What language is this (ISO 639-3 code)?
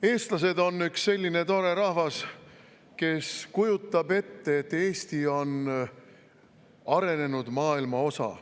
est